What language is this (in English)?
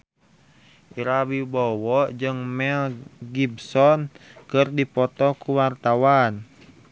Sundanese